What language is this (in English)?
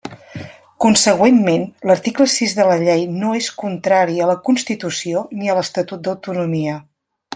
Catalan